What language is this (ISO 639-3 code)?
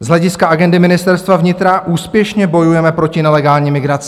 ces